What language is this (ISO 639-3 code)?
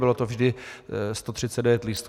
ces